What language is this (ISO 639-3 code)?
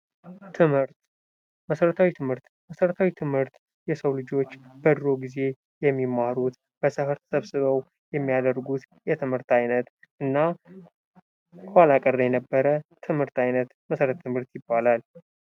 amh